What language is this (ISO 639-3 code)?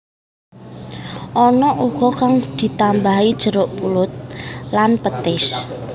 jav